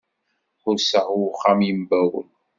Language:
Kabyle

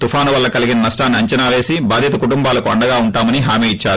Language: Telugu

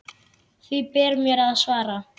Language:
Icelandic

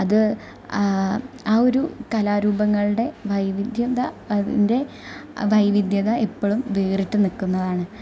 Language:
Malayalam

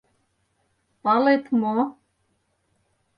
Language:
Mari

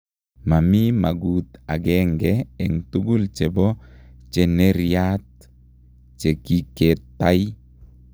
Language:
Kalenjin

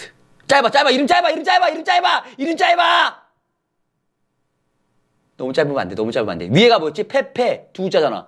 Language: Korean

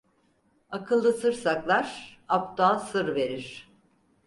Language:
Turkish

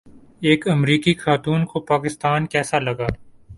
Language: Urdu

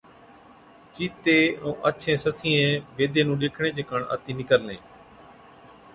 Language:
Od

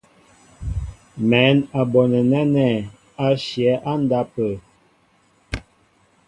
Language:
Mbo (Cameroon)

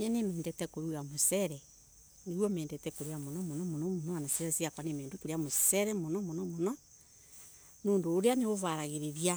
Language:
Embu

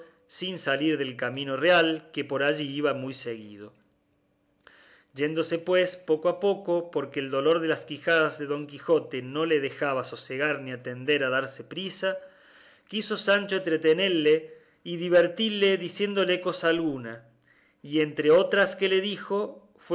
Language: Spanish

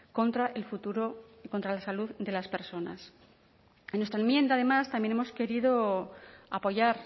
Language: Spanish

